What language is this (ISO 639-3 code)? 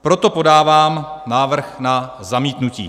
ces